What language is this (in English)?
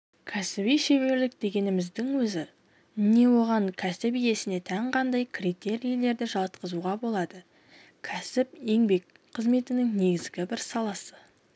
Kazakh